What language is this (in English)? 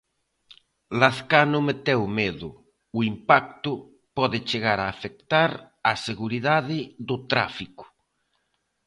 Galician